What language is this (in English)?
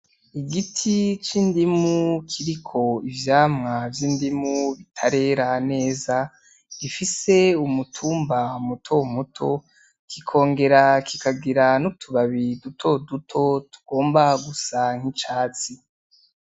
Rundi